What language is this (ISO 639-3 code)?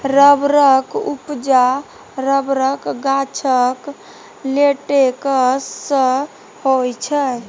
mai